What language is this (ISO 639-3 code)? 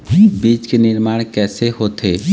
hne